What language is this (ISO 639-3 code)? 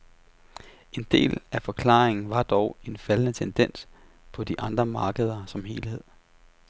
dan